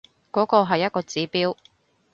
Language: Cantonese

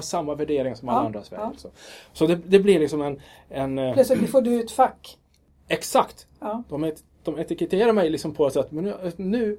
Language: Swedish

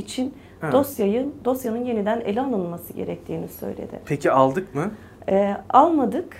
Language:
Turkish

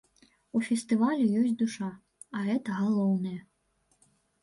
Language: Belarusian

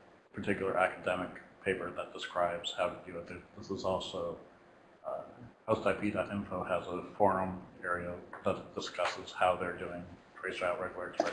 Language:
English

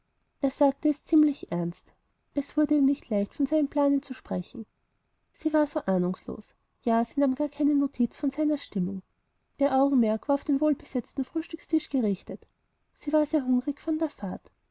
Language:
German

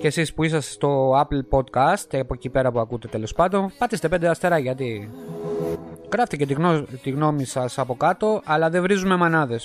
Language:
Greek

